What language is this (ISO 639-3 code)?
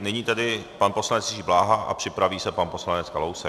ces